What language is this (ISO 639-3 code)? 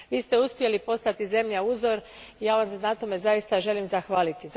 hrv